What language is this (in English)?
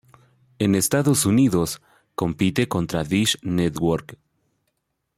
Spanish